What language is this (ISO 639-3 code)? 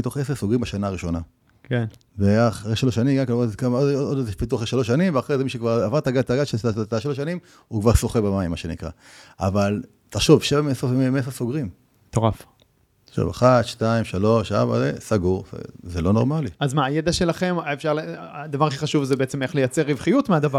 heb